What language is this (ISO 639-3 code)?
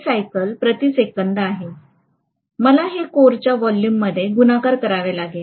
mar